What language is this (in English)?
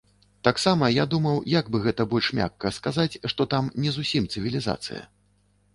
Belarusian